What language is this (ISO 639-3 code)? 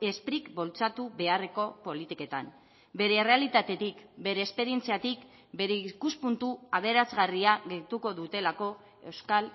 eus